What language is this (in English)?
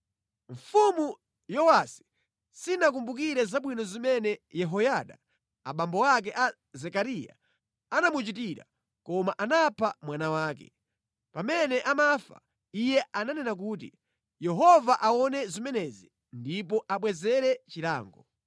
Nyanja